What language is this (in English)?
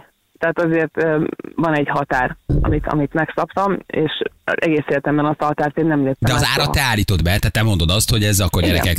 Hungarian